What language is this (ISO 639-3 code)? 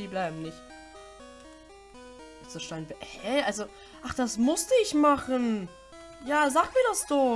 deu